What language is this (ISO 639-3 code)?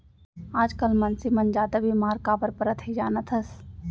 hne